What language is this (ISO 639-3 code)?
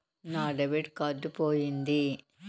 tel